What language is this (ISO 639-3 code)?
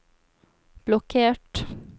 nor